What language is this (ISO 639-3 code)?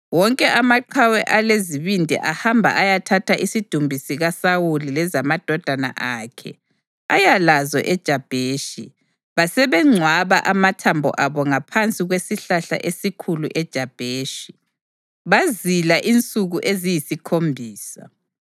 nde